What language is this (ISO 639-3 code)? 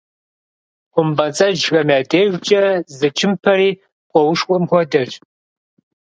kbd